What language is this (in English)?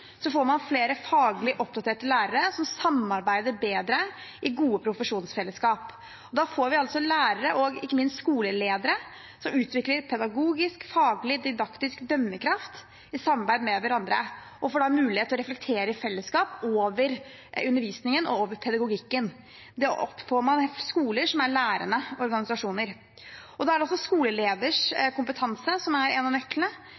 Norwegian Bokmål